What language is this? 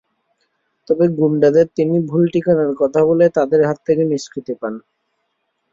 Bangla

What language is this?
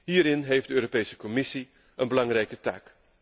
Dutch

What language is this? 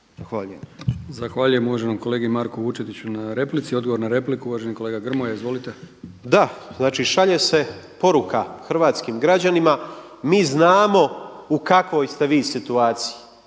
Croatian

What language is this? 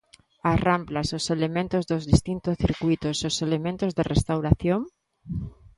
Galician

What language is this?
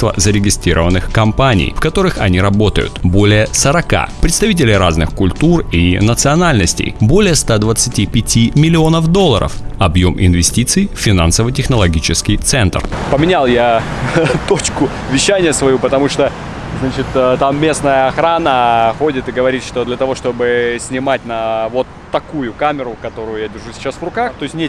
Russian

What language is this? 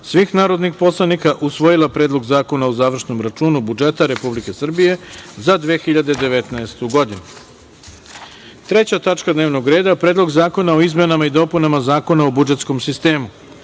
Serbian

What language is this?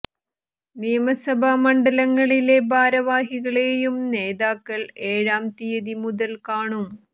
Malayalam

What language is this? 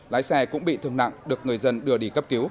Vietnamese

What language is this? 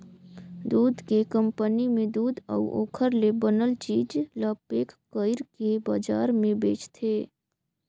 Chhattisgarhi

